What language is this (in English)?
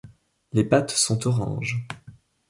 French